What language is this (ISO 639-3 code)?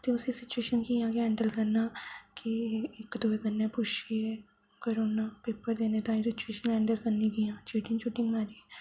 doi